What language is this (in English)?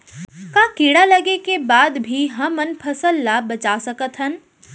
Chhattisgarhi